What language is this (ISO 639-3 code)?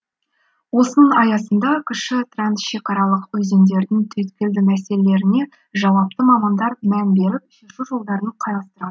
kaz